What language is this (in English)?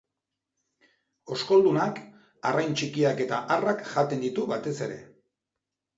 Basque